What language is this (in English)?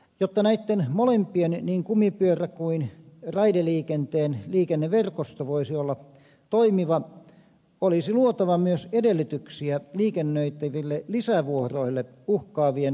Finnish